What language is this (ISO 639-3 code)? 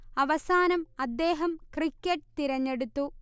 mal